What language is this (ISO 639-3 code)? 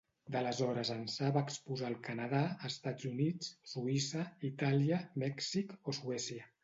cat